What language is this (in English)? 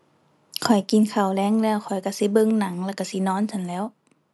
Thai